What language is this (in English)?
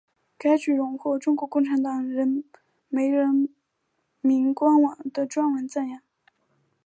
Chinese